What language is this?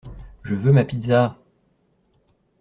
French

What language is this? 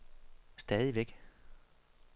Danish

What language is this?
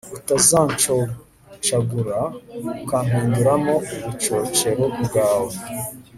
Kinyarwanda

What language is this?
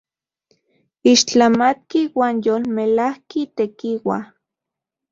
Central Puebla Nahuatl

